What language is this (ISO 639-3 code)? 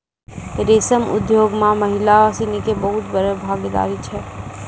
mai